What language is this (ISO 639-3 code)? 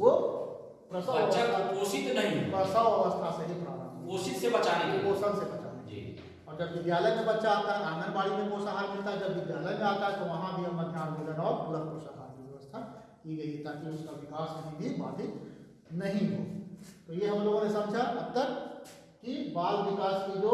hin